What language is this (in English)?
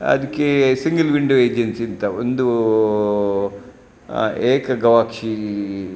Kannada